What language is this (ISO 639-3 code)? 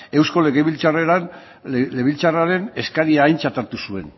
eus